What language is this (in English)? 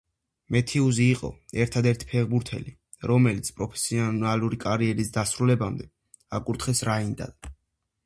Georgian